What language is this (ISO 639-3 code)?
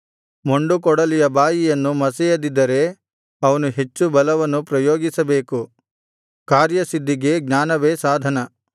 kan